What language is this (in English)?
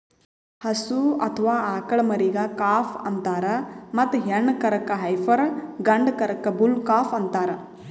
Kannada